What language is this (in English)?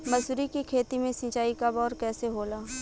Bhojpuri